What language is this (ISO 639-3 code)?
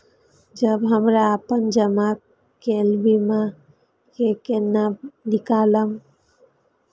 mai